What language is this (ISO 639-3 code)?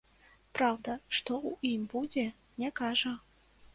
bel